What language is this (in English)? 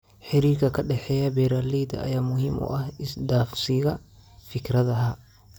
Somali